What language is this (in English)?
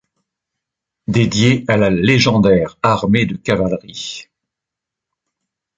French